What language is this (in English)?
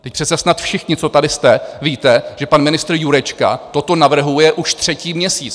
Czech